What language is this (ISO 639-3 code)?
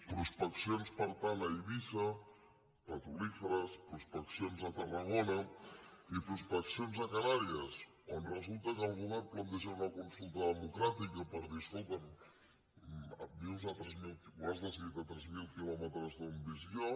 cat